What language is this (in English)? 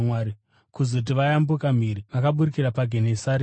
Shona